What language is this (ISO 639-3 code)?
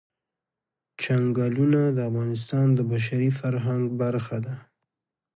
pus